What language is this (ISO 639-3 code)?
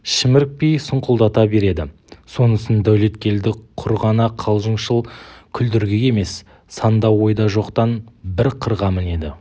kaz